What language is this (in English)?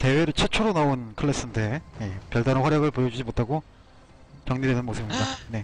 Korean